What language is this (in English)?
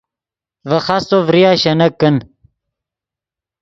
Yidgha